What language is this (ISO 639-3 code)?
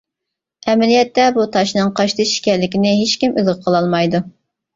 uig